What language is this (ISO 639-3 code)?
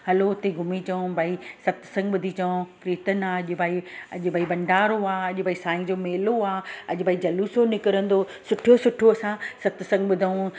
snd